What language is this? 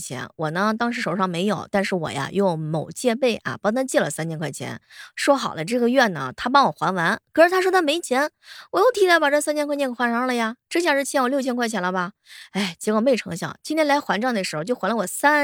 Chinese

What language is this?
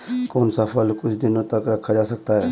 Hindi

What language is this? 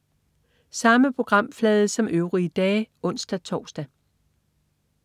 Danish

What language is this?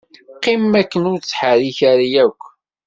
Kabyle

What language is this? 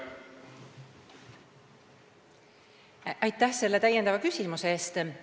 Estonian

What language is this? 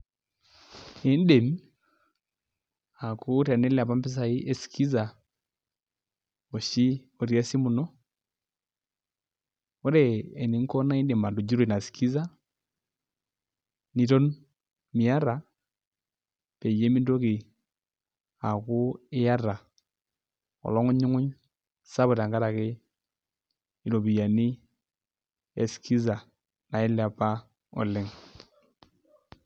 Masai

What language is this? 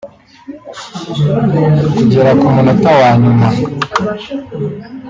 Kinyarwanda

